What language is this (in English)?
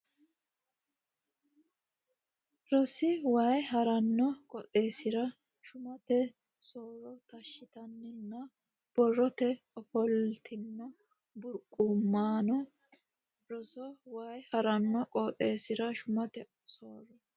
Sidamo